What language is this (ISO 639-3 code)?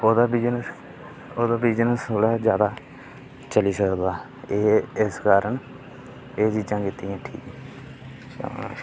doi